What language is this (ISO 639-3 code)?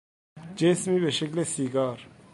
fas